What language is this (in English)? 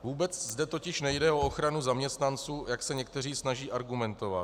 Czech